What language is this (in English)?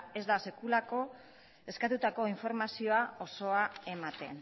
Basque